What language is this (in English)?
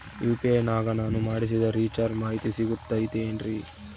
Kannada